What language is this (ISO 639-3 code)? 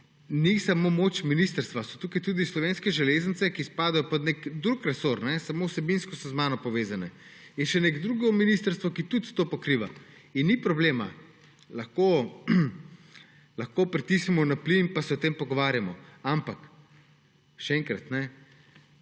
slv